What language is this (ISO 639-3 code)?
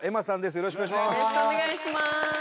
jpn